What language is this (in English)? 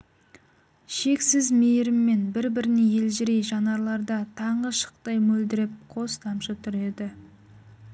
Kazakh